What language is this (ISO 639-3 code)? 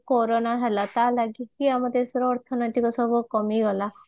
ori